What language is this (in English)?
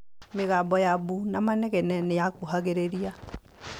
Kikuyu